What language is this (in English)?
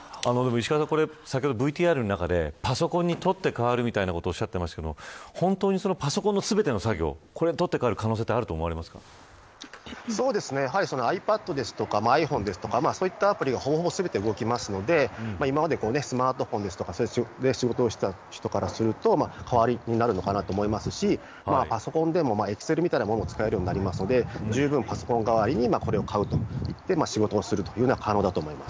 Japanese